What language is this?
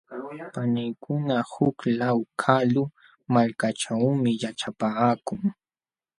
Jauja Wanca Quechua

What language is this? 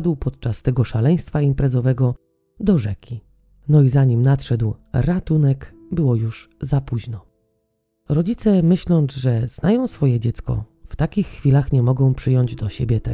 Polish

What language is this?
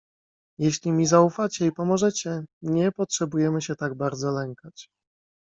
Polish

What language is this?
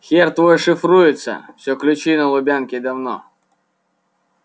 Russian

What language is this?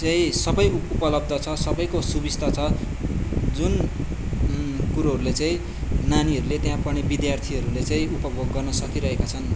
Nepali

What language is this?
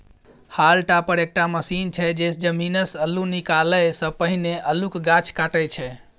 Maithili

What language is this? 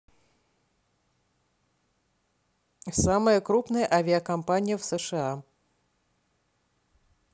Russian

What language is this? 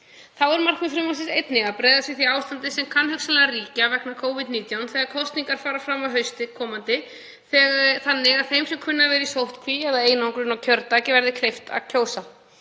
Icelandic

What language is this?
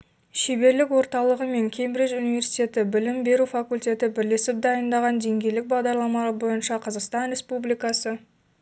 Kazakh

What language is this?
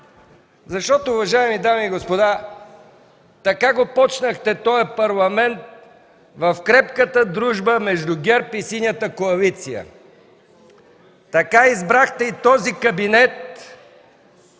Bulgarian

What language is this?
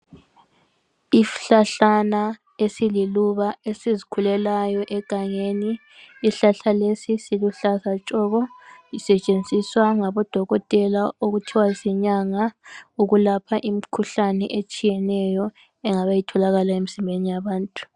North Ndebele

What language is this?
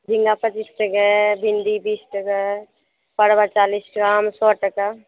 Maithili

